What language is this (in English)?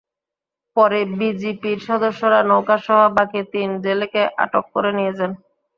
Bangla